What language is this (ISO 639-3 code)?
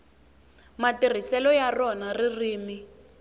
tso